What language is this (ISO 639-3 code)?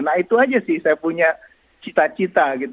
ind